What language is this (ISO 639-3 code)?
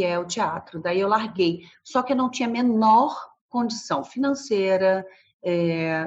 por